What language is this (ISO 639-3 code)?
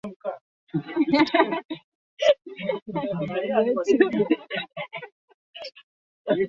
swa